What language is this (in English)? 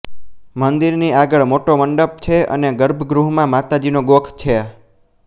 Gujarati